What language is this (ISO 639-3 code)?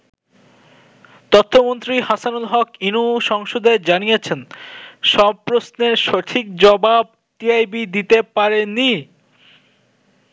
ben